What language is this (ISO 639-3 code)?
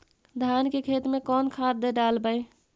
mag